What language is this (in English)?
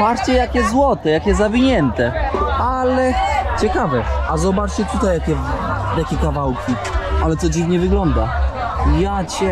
Polish